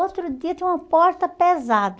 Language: Portuguese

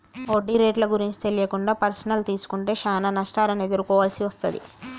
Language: Telugu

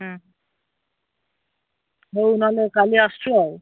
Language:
Odia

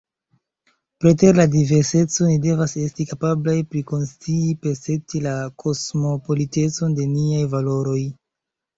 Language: Esperanto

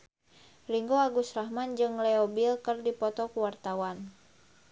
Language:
Sundanese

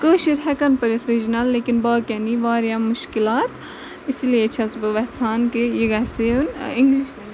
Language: Kashmiri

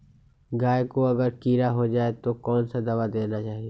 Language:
Magahi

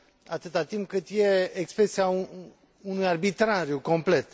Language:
Romanian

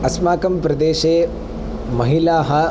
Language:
Sanskrit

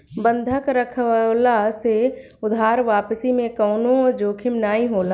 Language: Bhojpuri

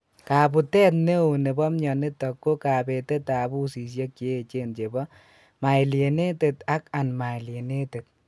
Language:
Kalenjin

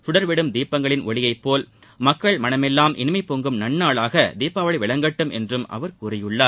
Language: Tamil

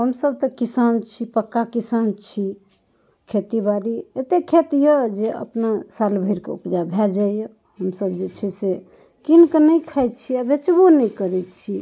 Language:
Maithili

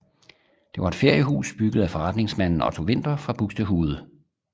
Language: Danish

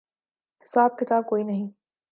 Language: Urdu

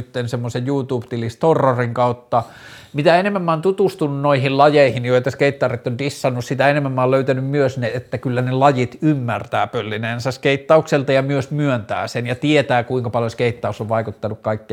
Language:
Finnish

